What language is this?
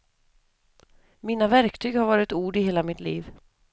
Swedish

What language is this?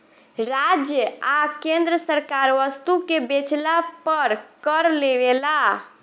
Bhojpuri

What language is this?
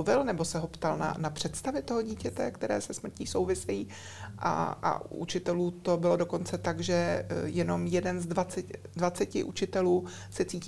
Czech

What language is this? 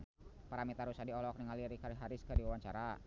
Sundanese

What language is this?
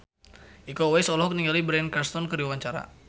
Sundanese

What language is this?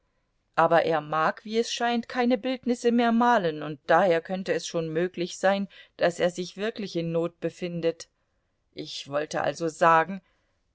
German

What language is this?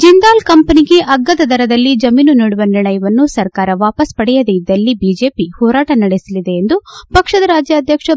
Kannada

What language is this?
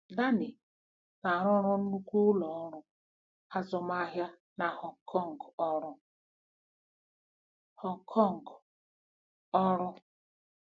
Igbo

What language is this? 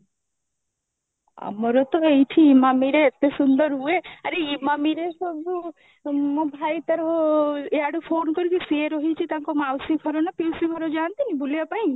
Odia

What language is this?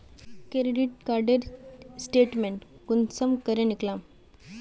Magahi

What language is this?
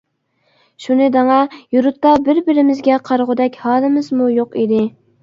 Uyghur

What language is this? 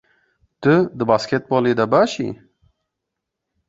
Kurdish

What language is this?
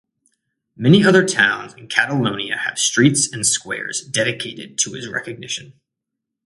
English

